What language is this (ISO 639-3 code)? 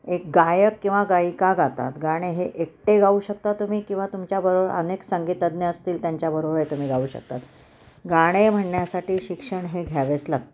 mar